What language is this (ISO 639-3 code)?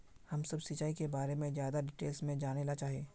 mag